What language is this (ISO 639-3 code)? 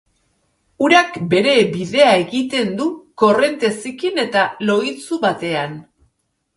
eus